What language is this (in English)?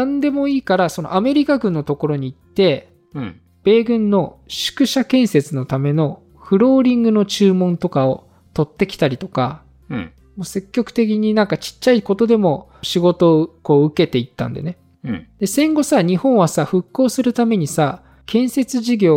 Japanese